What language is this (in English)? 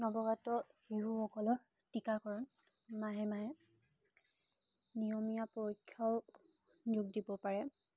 Assamese